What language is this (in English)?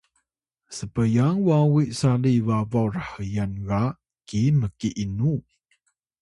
Atayal